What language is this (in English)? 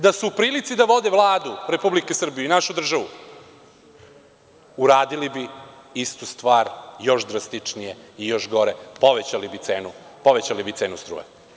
Serbian